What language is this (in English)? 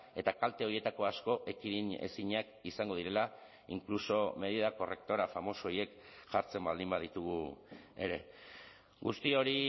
Basque